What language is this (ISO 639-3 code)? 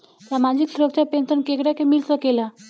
bho